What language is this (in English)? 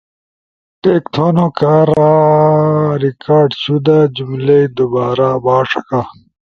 Ushojo